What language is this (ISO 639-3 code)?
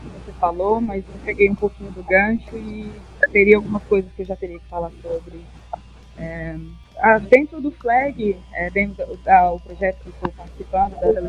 por